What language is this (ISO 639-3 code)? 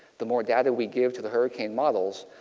eng